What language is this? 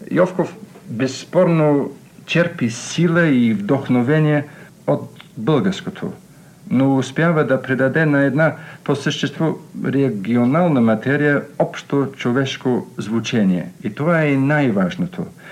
Bulgarian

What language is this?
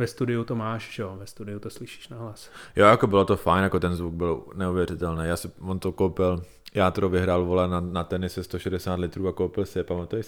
Czech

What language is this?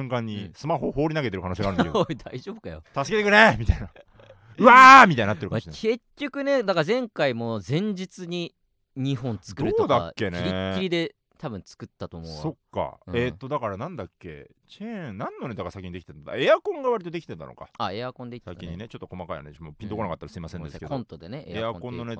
Japanese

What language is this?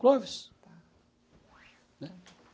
Portuguese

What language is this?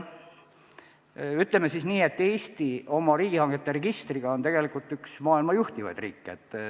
Estonian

